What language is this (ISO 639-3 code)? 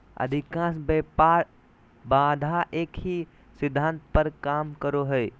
mag